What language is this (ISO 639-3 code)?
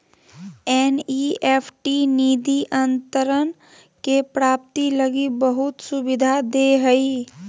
mag